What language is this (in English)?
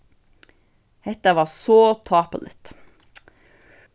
Faroese